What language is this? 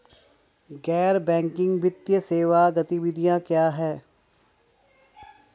Hindi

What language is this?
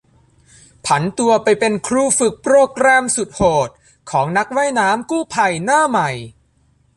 Thai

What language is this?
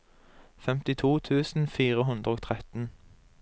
Norwegian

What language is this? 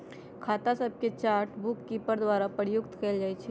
Magahi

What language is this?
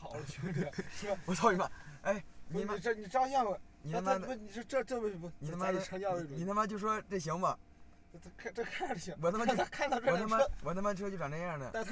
Chinese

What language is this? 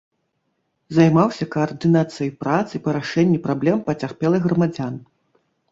Belarusian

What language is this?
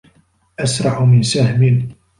Arabic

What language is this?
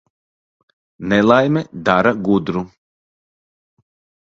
Latvian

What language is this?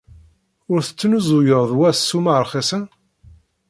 Kabyle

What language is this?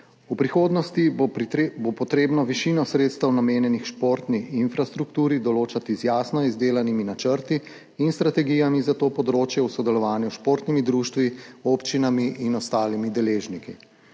Slovenian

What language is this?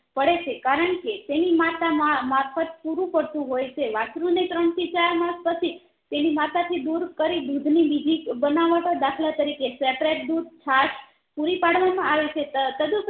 Gujarati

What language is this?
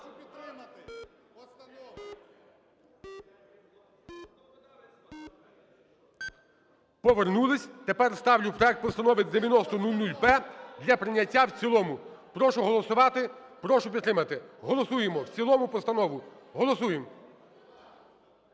Ukrainian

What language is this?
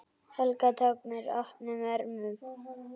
Icelandic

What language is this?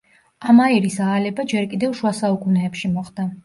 Georgian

